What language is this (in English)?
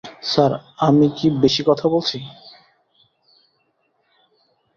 Bangla